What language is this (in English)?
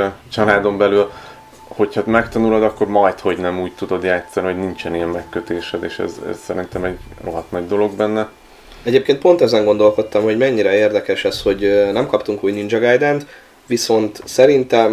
Hungarian